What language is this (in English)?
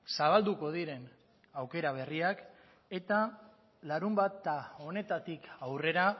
Basque